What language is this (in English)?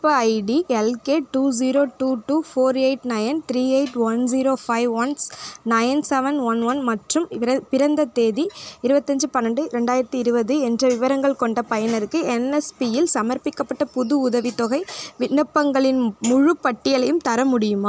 Tamil